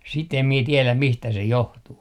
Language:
Finnish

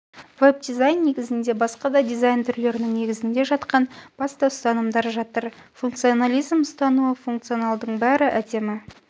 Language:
Kazakh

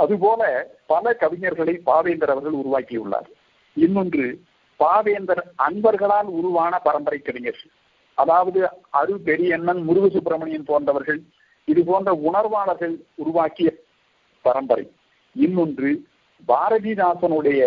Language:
Tamil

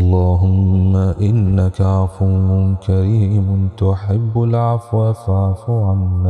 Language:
Arabic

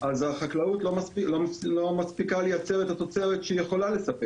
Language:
Hebrew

